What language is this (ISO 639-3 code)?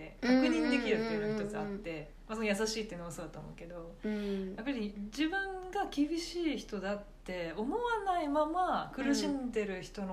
jpn